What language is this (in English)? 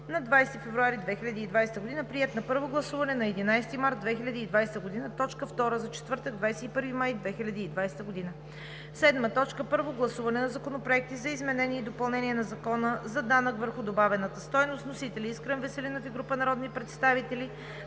Bulgarian